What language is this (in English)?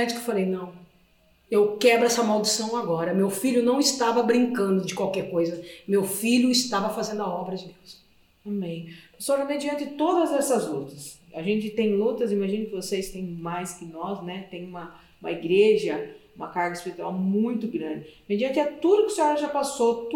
Portuguese